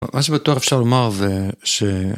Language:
Hebrew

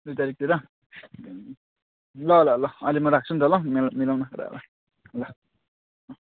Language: Nepali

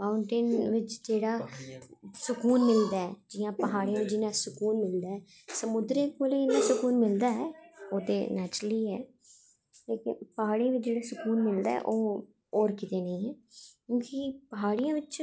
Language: Dogri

